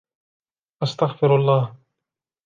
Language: Arabic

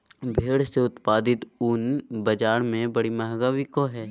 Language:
Magahi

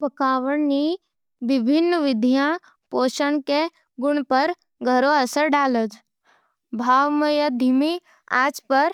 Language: Nimadi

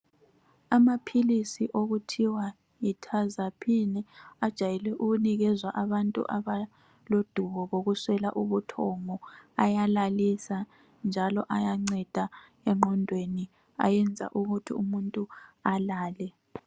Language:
North Ndebele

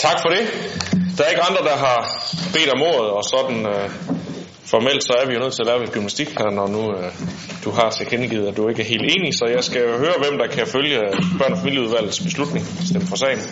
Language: Danish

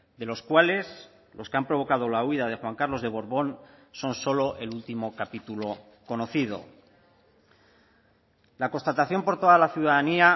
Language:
Spanish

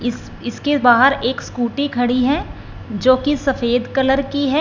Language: Hindi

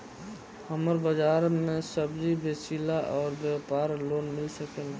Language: Bhojpuri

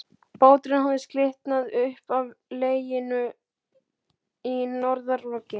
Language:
Icelandic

